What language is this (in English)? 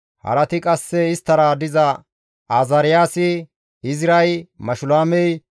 Gamo